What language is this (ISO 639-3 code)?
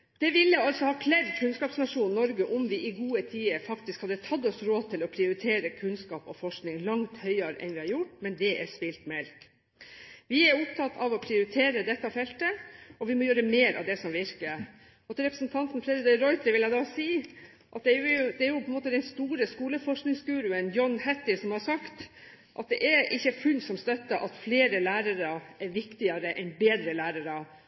nob